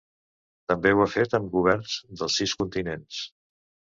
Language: Catalan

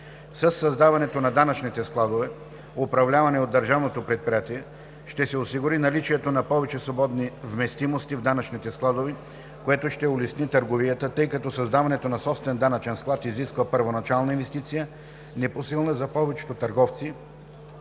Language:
Bulgarian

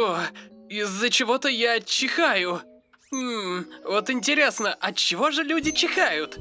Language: Russian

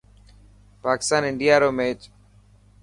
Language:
Dhatki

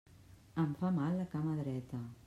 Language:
Catalan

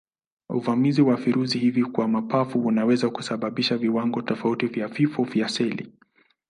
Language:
Swahili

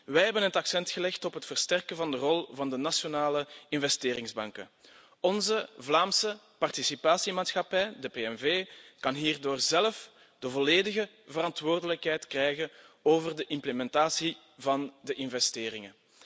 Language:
Dutch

